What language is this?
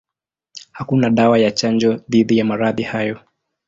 Swahili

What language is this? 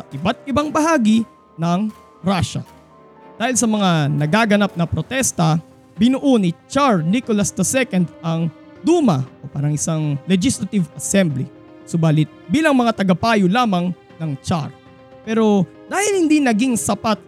Filipino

